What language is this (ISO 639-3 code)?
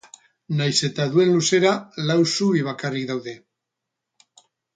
eus